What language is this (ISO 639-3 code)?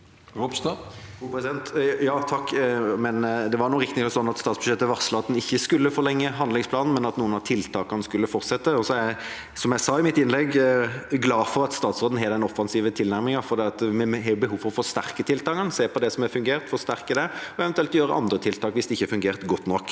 nor